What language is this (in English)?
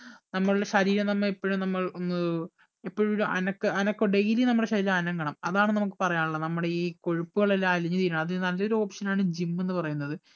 Malayalam